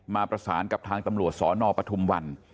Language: Thai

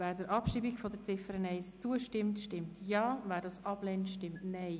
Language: Swiss German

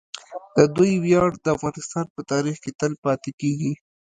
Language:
Pashto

